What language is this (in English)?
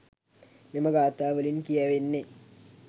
Sinhala